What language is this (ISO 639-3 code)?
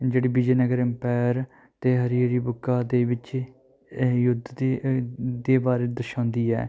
pan